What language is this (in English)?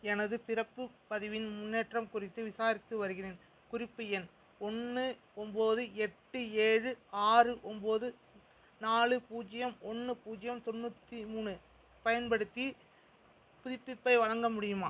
Tamil